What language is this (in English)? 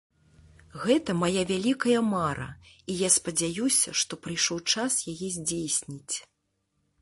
Belarusian